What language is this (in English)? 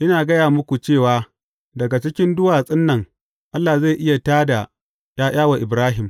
Hausa